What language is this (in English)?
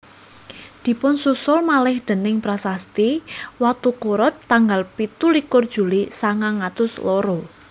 Javanese